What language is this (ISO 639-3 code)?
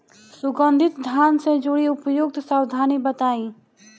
bho